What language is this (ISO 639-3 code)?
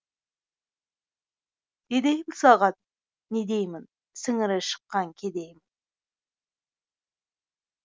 kaz